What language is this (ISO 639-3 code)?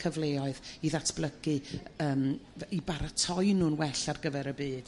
cym